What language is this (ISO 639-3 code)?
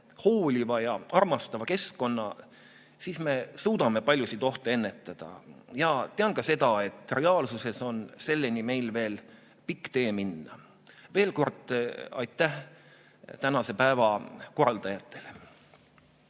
est